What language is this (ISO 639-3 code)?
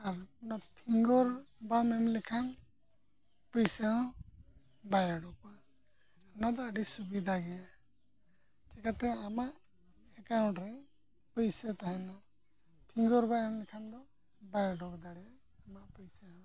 sat